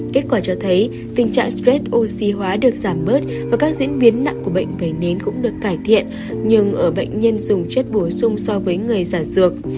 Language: Vietnamese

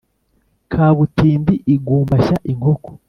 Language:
Kinyarwanda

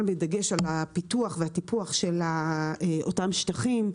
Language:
Hebrew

